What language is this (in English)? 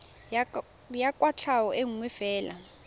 Tswana